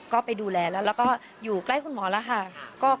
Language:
Thai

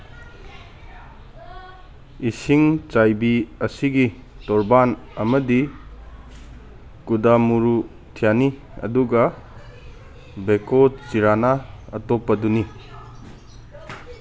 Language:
Manipuri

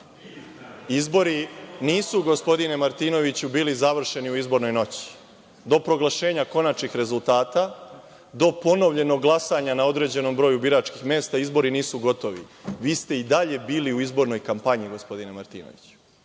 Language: Serbian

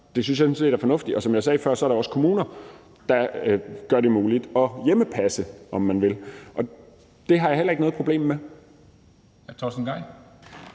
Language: Danish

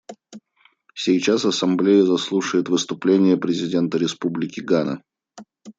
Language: Russian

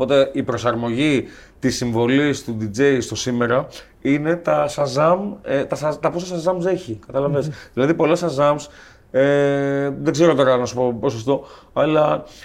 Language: Greek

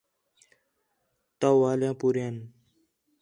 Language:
Khetrani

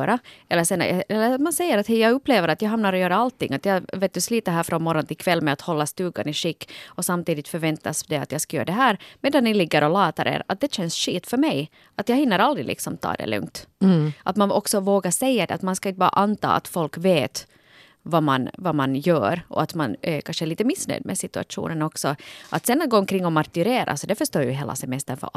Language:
Swedish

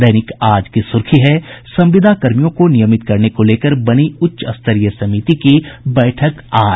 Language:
Hindi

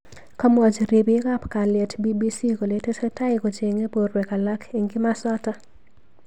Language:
Kalenjin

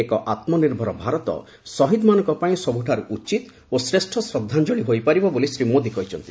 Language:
Odia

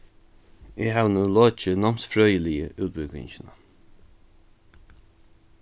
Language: Faroese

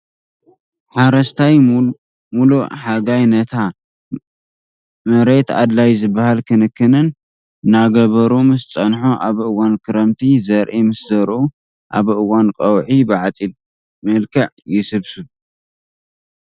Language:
Tigrinya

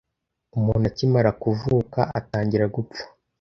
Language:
Kinyarwanda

